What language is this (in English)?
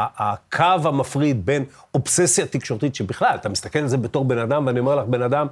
Hebrew